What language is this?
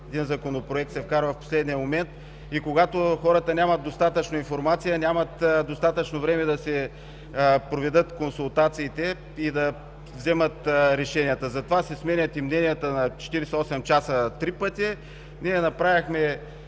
Bulgarian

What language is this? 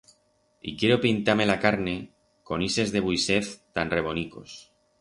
Aragonese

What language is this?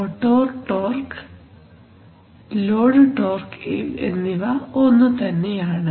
Malayalam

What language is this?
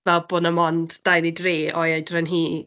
Welsh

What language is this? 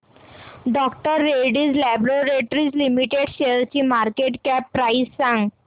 Marathi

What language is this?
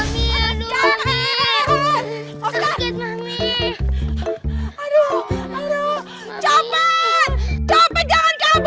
Indonesian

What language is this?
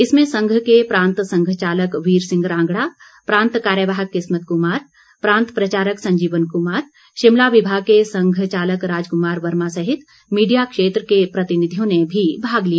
Hindi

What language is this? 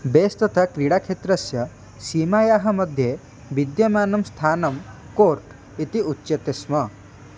Sanskrit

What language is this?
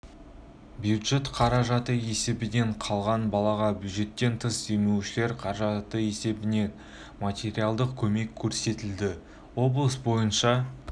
Kazakh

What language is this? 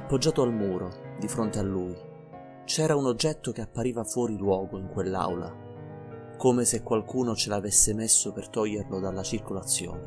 Italian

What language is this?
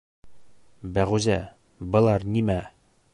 Bashkir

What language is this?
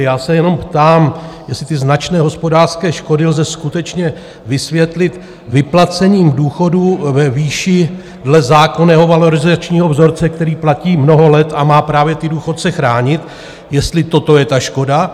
Czech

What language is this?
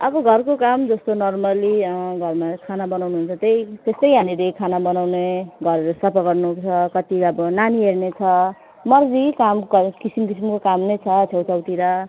Nepali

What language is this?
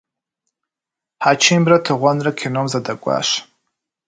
Kabardian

